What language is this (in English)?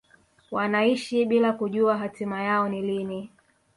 Swahili